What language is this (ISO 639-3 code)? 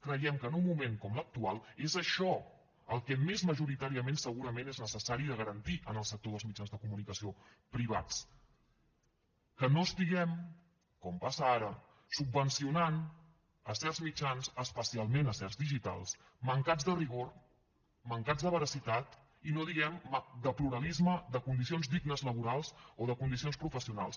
cat